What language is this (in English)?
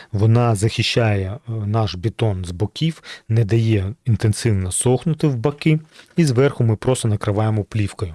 Ukrainian